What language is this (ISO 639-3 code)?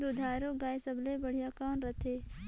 hne